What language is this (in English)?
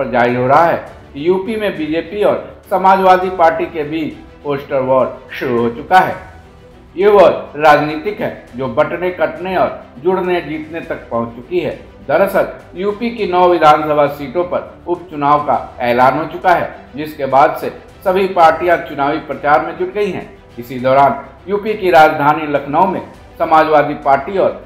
Hindi